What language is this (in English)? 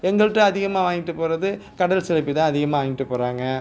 Tamil